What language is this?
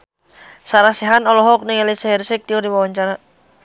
Sundanese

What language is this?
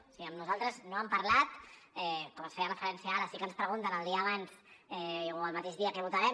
Catalan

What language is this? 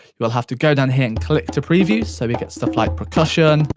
English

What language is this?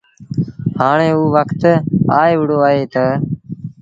Sindhi Bhil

